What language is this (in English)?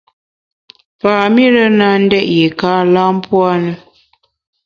Bamun